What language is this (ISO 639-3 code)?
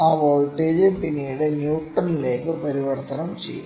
mal